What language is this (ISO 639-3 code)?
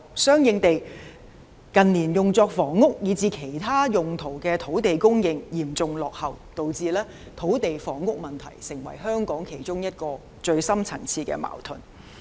yue